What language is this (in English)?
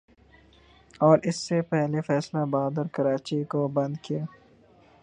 Urdu